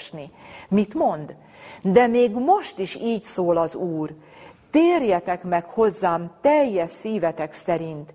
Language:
Hungarian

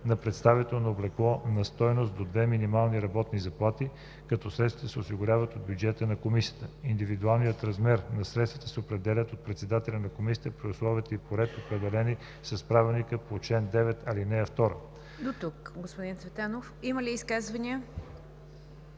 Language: Bulgarian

